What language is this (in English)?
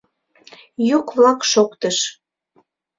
Mari